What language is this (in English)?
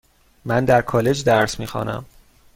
Persian